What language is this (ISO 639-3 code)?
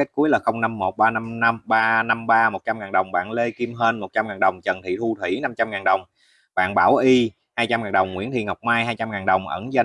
vie